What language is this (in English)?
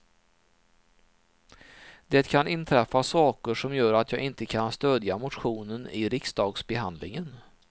Swedish